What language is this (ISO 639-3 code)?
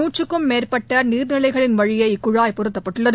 tam